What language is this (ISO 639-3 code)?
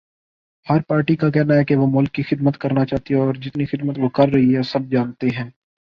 urd